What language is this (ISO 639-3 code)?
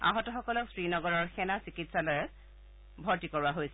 asm